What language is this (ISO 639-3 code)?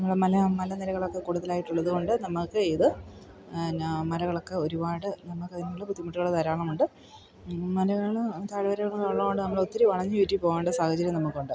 mal